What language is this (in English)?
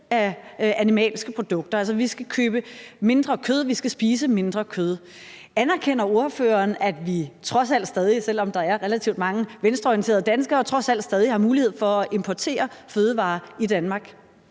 Danish